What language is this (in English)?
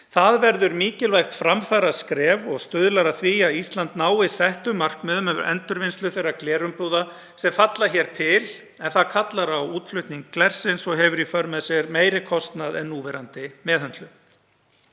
Icelandic